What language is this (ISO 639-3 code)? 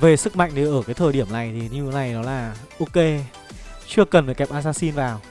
vie